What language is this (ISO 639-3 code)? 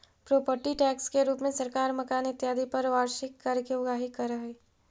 mag